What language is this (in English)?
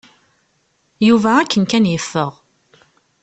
Kabyle